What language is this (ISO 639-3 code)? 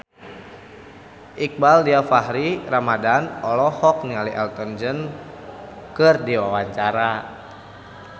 sun